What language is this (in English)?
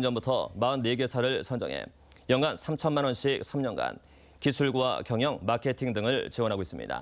Korean